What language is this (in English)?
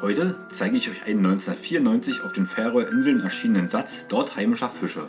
German